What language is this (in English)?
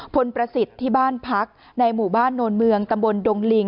Thai